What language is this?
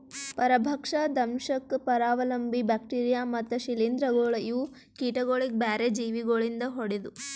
Kannada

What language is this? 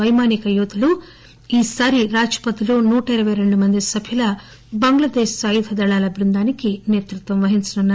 Telugu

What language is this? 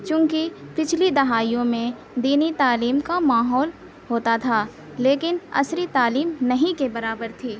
Urdu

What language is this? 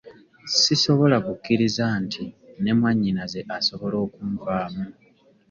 Ganda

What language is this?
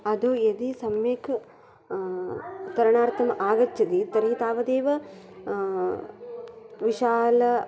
Sanskrit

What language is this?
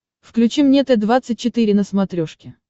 Russian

